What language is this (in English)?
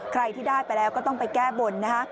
Thai